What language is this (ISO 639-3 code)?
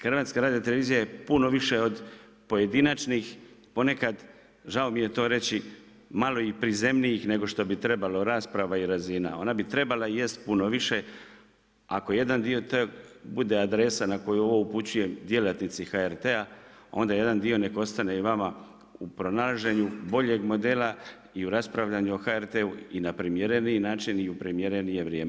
hrv